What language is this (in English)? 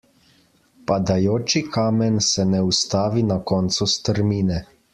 Slovenian